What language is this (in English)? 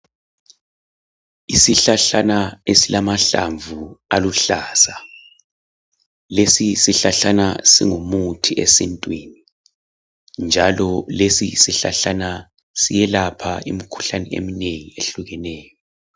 North Ndebele